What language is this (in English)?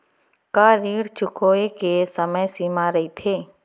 Chhattisgarhi